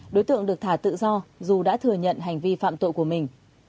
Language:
Vietnamese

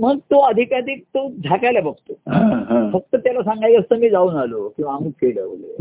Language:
Marathi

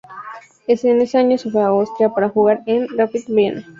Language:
Spanish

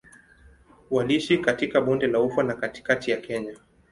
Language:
Swahili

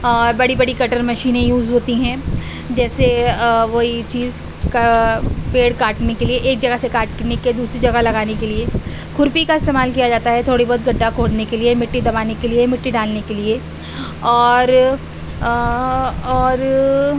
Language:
Urdu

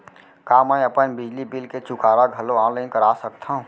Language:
Chhattisgarhi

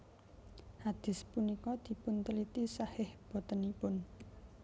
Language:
Javanese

